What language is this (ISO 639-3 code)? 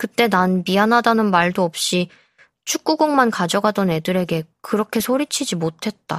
kor